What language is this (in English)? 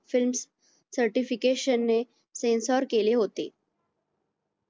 Marathi